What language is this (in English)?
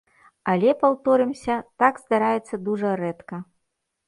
Belarusian